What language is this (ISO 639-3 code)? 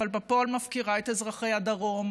heb